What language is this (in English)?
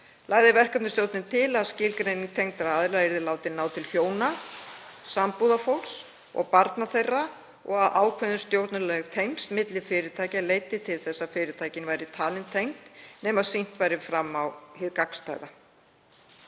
Icelandic